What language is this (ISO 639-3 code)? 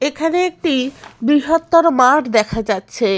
ben